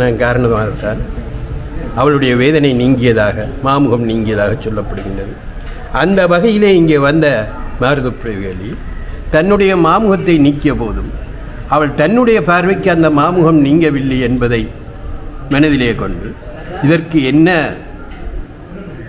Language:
Arabic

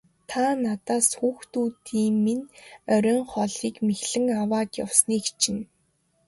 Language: Mongolian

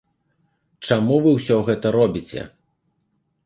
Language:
Belarusian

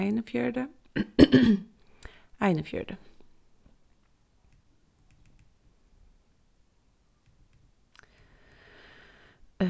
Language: Faroese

